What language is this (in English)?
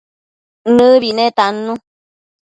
Matsés